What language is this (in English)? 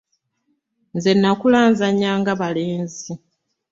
Ganda